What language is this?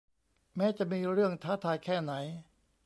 Thai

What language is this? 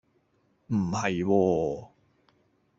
Cantonese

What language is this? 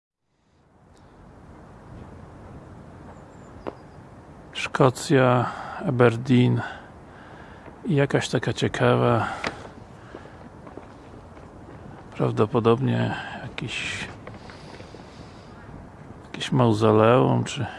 Polish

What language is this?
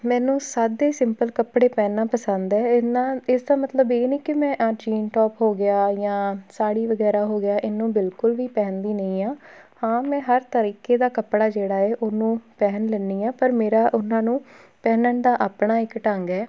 Punjabi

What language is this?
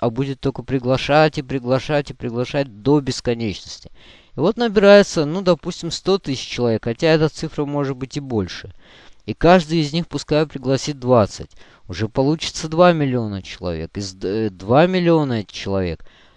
Russian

